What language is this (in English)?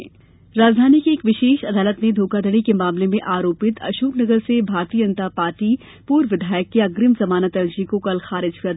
Hindi